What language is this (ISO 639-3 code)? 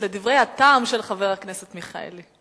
heb